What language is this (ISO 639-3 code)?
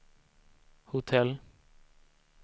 swe